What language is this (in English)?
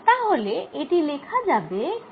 Bangla